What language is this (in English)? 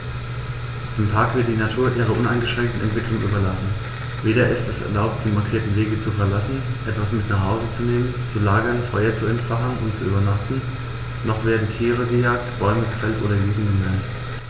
German